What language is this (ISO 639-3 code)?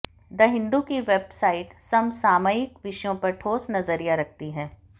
hin